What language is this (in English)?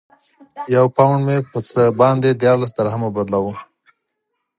Pashto